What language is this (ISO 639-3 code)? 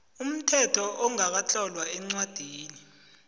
nbl